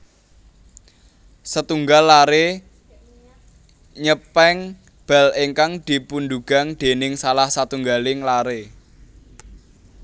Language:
Javanese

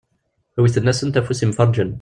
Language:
Kabyle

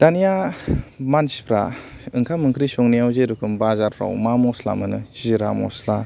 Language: Bodo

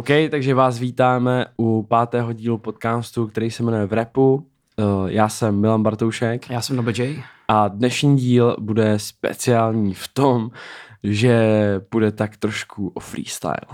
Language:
Czech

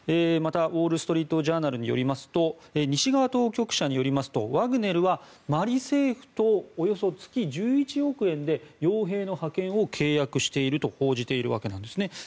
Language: Japanese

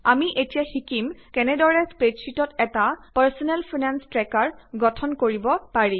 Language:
Assamese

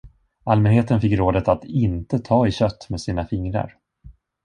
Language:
Swedish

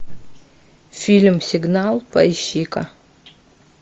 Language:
Russian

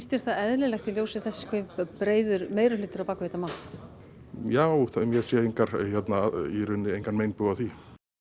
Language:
Icelandic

